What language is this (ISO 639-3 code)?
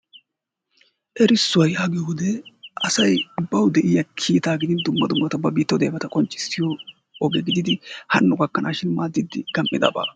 wal